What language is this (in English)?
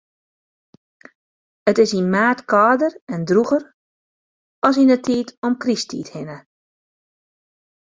Western Frisian